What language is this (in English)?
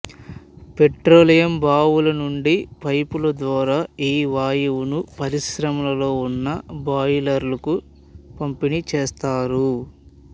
Telugu